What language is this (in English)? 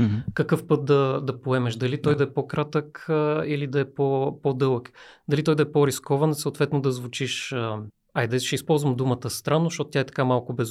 Bulgarian